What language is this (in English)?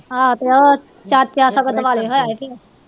Punjabi